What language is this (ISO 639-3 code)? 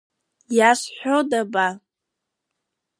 abk